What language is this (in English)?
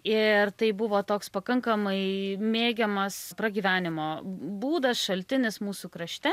Lithuanian